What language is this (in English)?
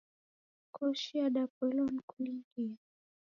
Taita